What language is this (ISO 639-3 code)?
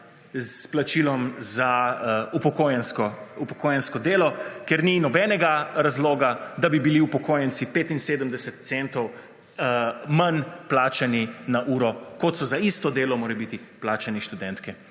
slv